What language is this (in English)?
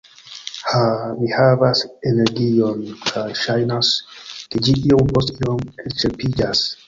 Esperanto